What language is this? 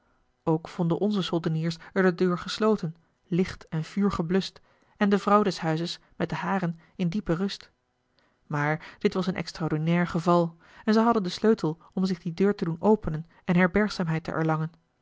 Dutch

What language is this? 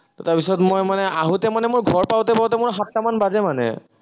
Assamese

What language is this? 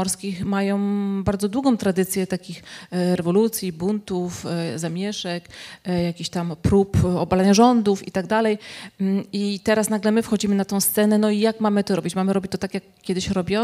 Polish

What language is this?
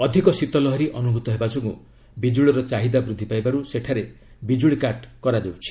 Odia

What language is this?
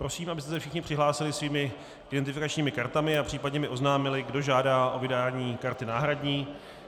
Czech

